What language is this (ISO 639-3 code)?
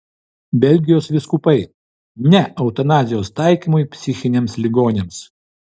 lit